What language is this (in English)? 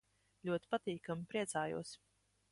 Latvian